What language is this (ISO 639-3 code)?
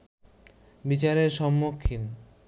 ben